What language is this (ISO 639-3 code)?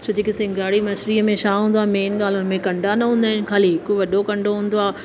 snd